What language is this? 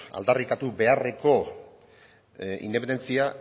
Basque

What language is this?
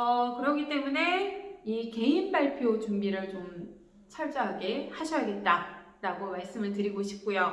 Korean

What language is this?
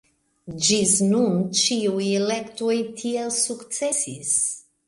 Esperanto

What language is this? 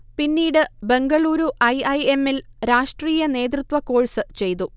Malayalam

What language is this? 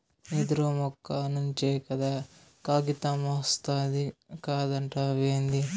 Telugu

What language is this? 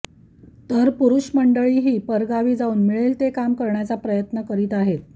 Marathi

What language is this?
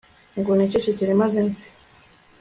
Kinyarwanda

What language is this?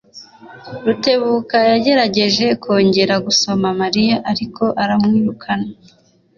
Kinyarwanda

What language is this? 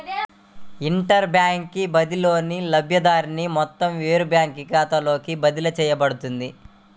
Telugu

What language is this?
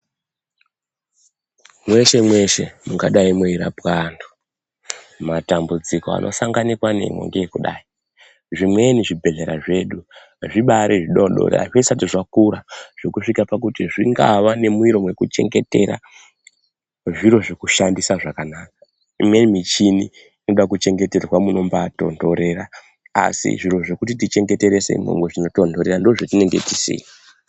Ndau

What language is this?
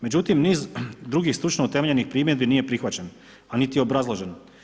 Croatian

